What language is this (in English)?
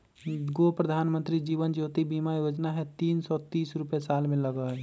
Magahi